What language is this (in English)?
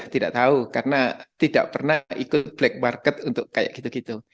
Indonesian